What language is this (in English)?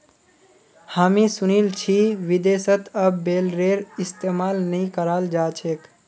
Magahi